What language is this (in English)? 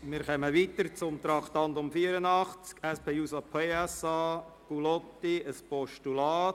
Swiss German